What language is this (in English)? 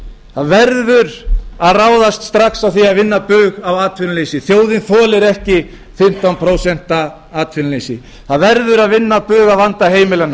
Icelandic